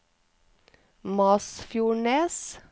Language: Norwegian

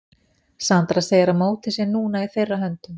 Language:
Icelandic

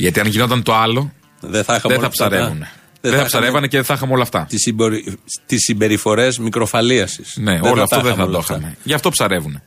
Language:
Greek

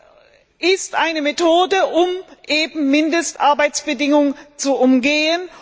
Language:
German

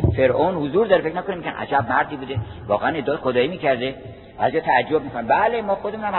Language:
Persian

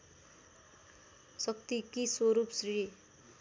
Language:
Nepali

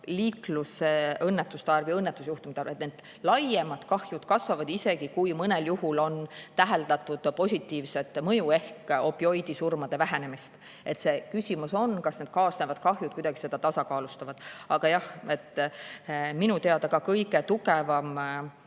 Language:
Estonian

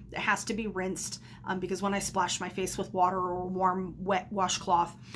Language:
English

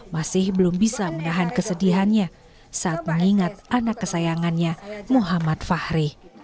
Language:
Indonesian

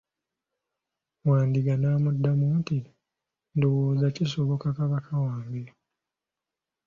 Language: Ganda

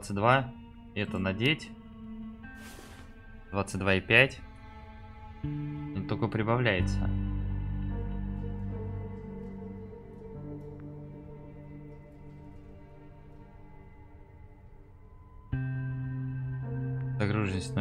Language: Russian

